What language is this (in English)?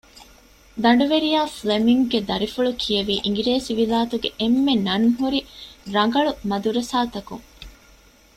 Divehi